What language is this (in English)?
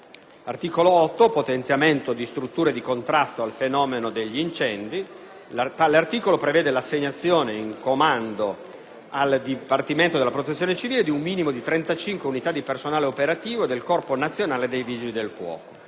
Italian